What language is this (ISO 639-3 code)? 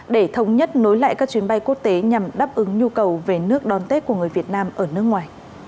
vie